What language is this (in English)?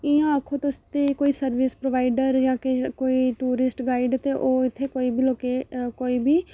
Dogri